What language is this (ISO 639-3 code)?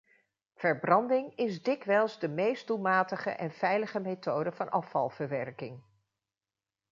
nld